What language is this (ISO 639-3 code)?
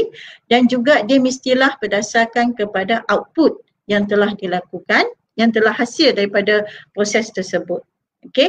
msa